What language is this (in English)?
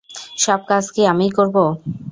Bangla